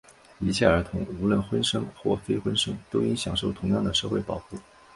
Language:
Chinese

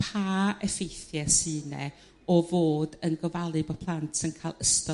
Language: Welsh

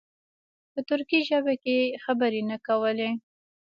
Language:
Pashto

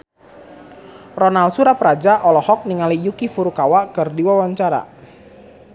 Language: Sundanese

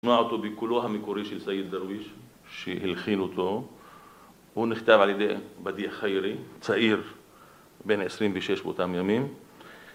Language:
Hebrew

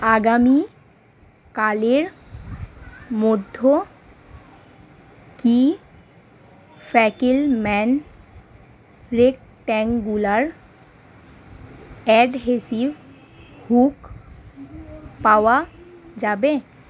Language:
Bangla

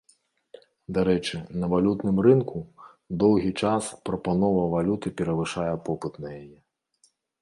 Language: Belarusian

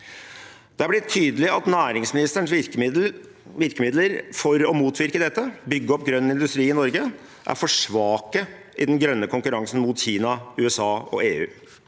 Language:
Norwegian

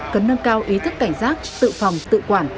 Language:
Vietnamese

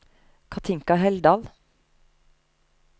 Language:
Norwegian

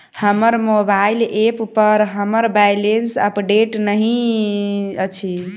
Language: Maithili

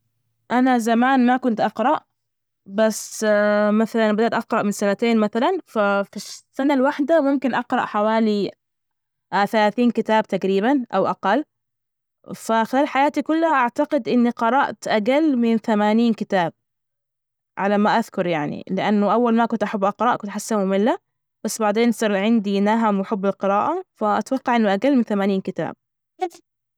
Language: Najdi Arabic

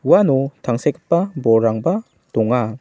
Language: Garo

